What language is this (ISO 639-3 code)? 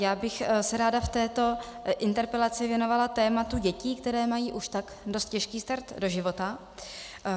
ces